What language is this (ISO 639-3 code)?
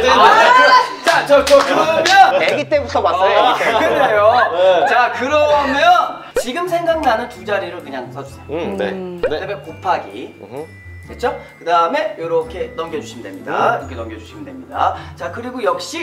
kor